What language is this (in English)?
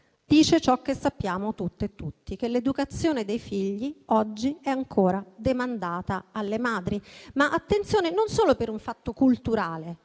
Italian